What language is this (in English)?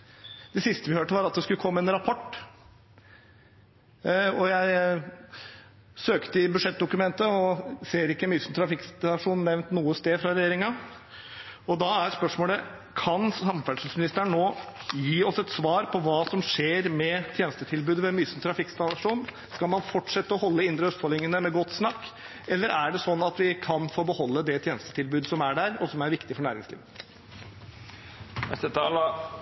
Norwegian Bokmål